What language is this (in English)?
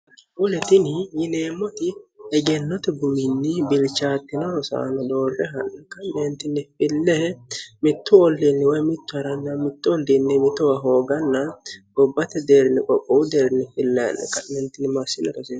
Sidamo